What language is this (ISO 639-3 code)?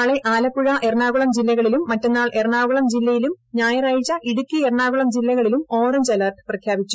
mal